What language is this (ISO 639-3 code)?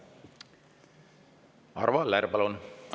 est